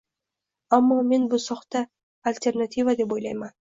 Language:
Uzbek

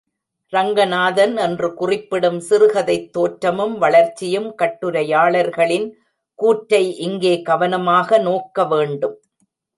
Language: Tamil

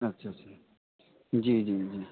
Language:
Urdu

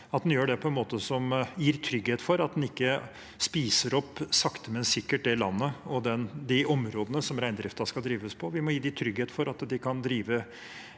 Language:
Norwegian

